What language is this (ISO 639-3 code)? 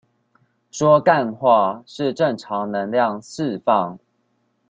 zho